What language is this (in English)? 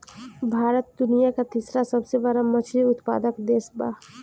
Bhojpuri